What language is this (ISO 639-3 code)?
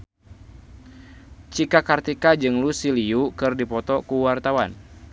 sun